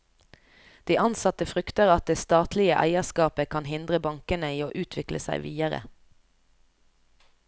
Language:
Norwegian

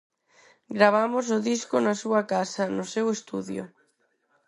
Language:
Galician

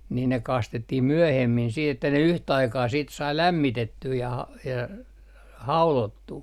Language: Finnish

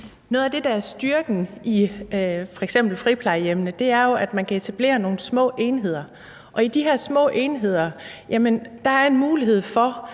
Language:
Danish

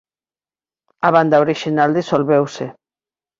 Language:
Galician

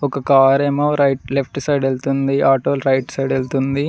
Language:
Telugu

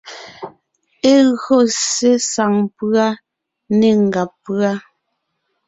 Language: Ngiemboon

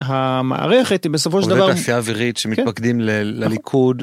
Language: Hebrew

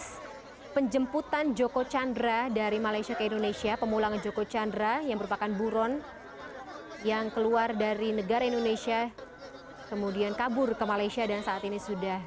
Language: Indonesian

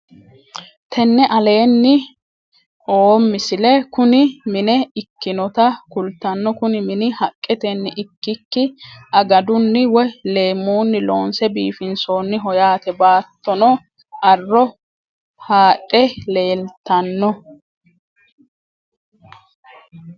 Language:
Sidamo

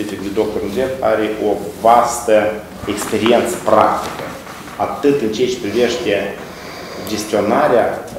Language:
Romanian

